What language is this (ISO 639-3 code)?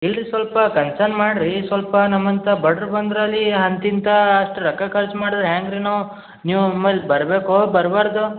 kan